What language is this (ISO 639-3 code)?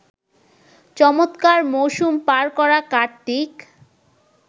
ben